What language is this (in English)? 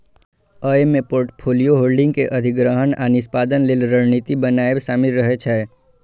Maithili